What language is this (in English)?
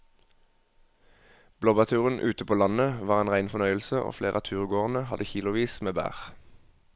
Norwegian